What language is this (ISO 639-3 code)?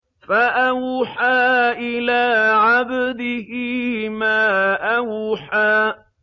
ara